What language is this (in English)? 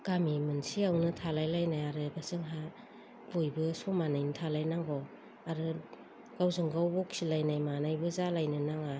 Bodo